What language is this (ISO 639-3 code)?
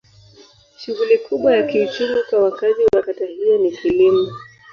swa